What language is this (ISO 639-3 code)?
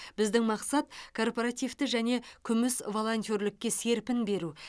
kaz